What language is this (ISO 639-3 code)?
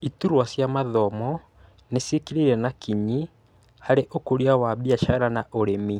kik